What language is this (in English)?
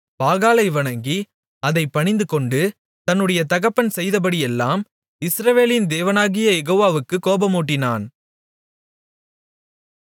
Tamil